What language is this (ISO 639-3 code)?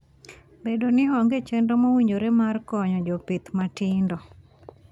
luo